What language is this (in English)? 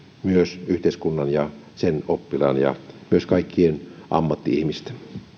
Finnish